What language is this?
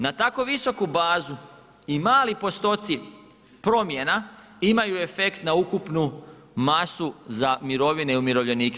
Croatian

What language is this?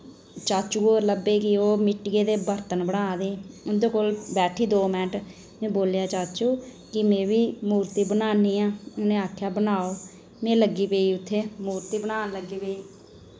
Dogri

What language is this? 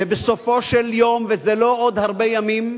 Hebrew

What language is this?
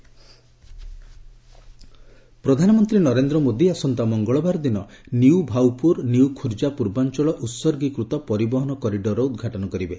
Odia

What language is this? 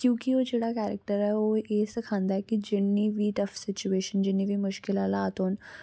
Dogri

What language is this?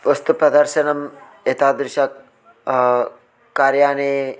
Sanskrit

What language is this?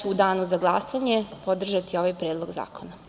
Serbian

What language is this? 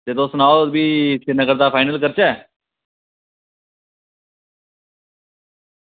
Dogri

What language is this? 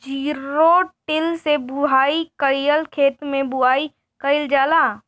Bhojpuri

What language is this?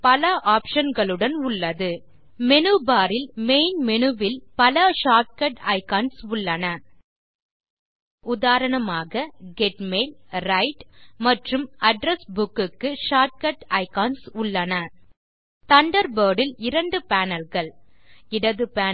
Tamil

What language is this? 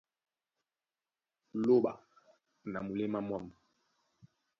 Duala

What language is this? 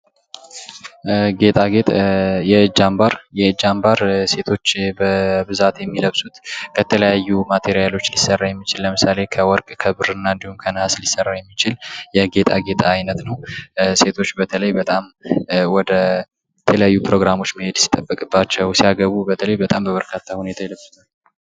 Amharic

